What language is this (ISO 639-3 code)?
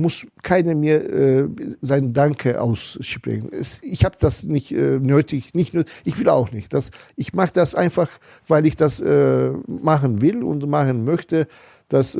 deu